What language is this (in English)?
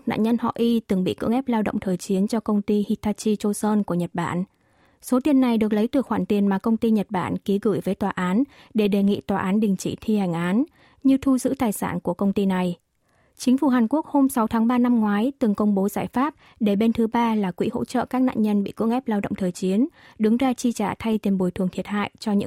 Vietnamese